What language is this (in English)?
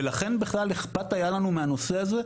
Hebrew